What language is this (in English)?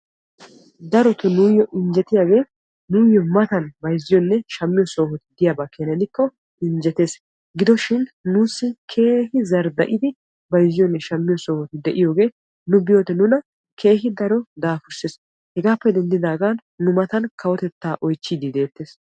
Wolaytta